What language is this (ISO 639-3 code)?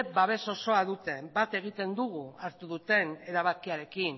eus